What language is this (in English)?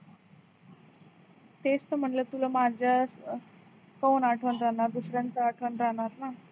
Marathi